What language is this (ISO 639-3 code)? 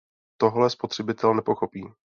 ces